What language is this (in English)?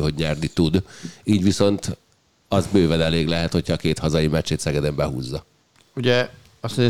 Hungarian